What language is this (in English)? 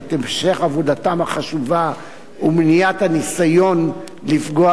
Hebrew